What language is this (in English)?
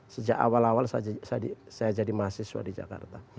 Indonesian